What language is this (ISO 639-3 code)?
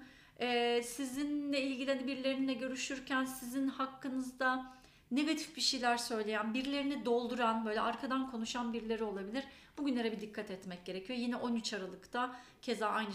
tur